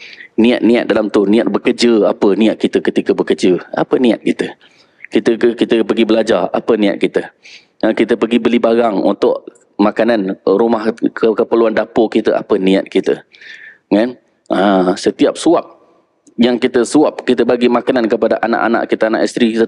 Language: Malay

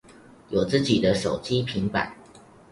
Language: Chinese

